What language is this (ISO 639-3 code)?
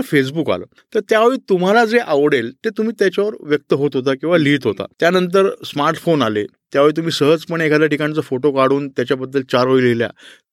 mar